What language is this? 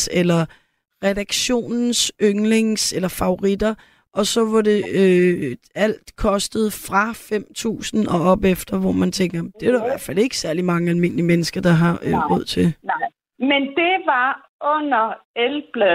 Danish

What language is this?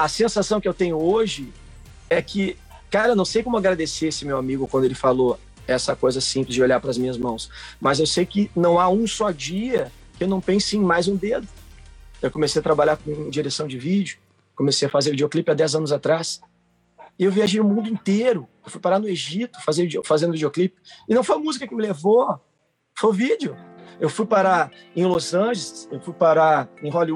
Portuguese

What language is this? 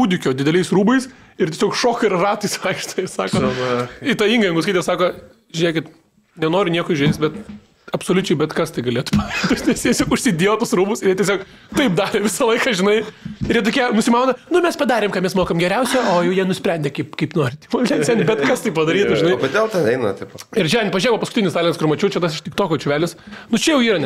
Lithuanian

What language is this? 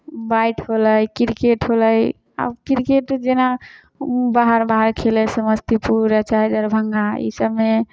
Maithili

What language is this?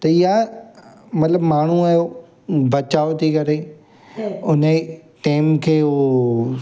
Sindhi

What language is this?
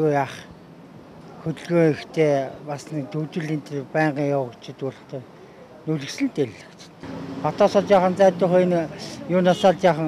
Bulgarian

